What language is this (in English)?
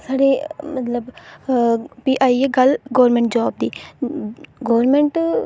Dogri